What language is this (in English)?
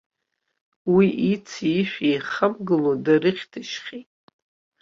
Abkhazian